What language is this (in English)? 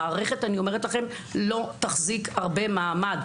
Hebrew